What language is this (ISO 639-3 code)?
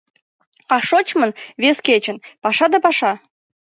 chm